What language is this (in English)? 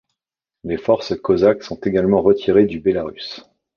French